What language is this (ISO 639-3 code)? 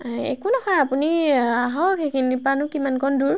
asm